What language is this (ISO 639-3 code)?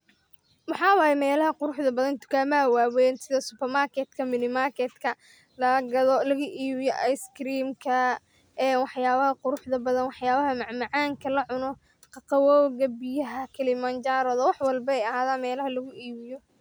som